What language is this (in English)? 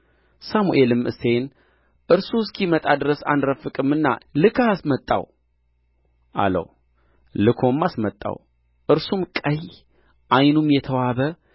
Amharic